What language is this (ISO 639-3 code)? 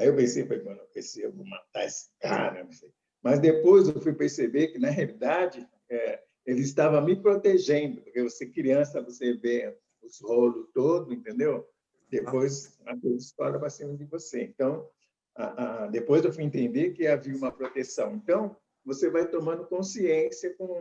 por